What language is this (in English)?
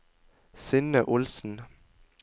Norwegian